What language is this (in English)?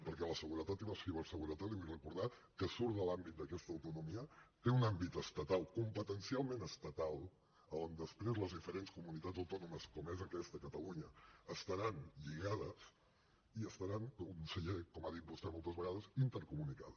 Catalan